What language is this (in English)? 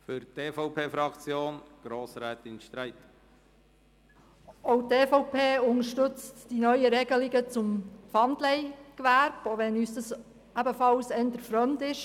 Swiss German